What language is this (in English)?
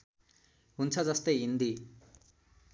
Nepali